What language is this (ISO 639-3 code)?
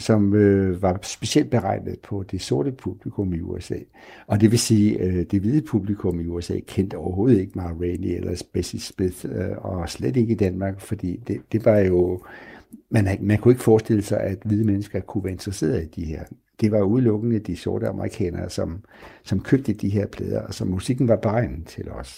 dan